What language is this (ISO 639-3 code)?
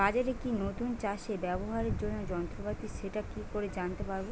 ben